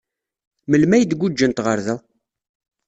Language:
Kabyle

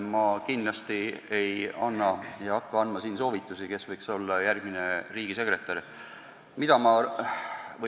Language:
Estonian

